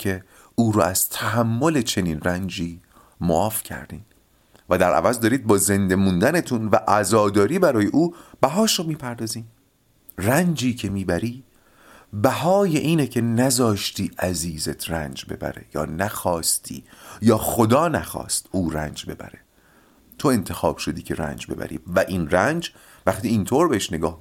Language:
Persian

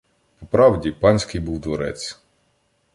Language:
Ukrainian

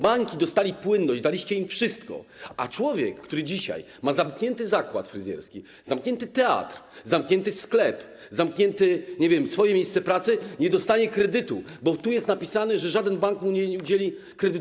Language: Polish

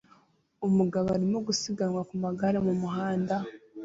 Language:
Kinyarwanda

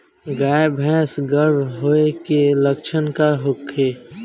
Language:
Bhojpuri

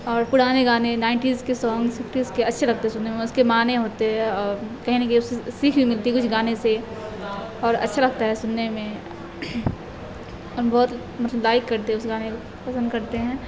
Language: Urdu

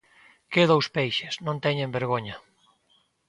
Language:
Galician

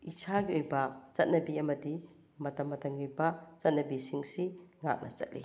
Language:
Manipuri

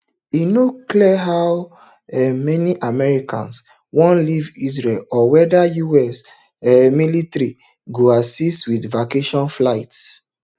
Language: Nigerian Pidgin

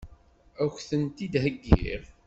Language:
Kabyle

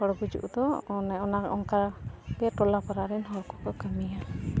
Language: Santali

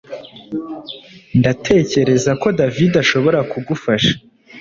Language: Kinyarwanda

